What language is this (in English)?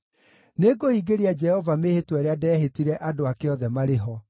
Kikuyu